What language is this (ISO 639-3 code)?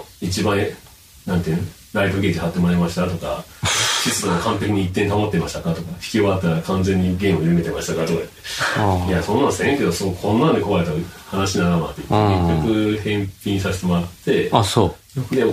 jpn